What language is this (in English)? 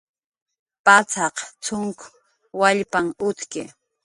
Jaqaru